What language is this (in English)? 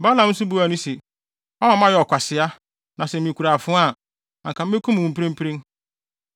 Akan